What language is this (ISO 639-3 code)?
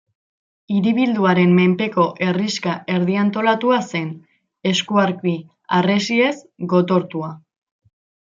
eus